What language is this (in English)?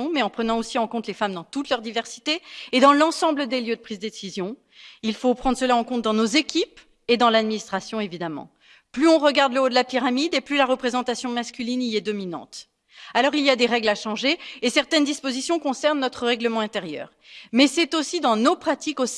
French